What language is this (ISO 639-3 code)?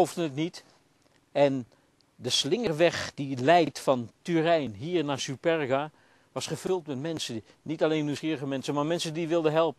nld